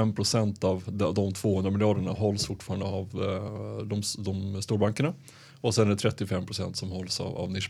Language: Swedish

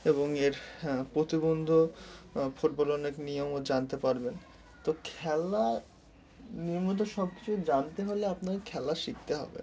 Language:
Bangla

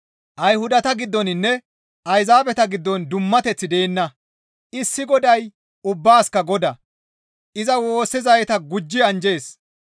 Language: Gamo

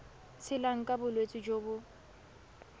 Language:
Tswana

